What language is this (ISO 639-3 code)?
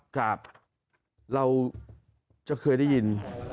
tha